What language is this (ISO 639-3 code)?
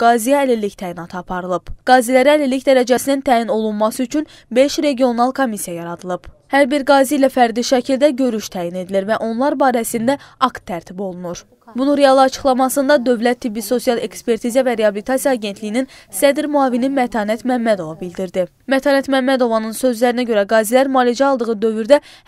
tur